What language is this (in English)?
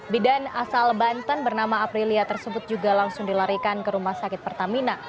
Indonesian